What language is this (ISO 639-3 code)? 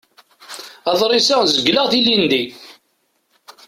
kab